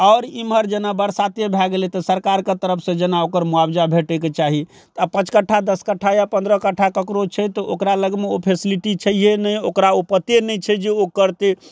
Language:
Maithili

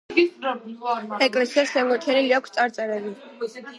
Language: Georgian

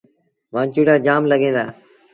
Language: Sindhi Bhil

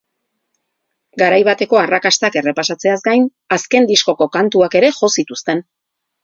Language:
Basque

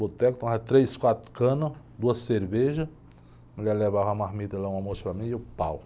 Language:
Portuguese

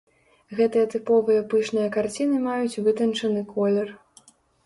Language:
Belarusian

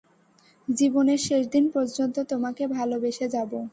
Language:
Bangla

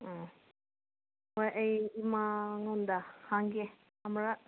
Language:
Manipuri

